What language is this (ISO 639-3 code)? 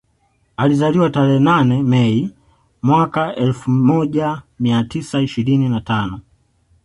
swa